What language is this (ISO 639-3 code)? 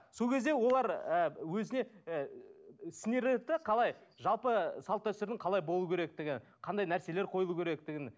kaz